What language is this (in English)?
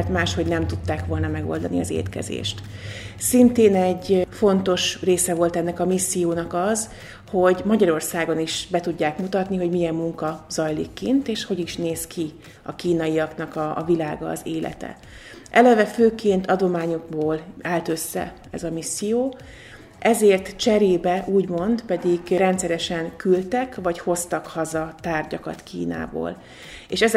Hungarian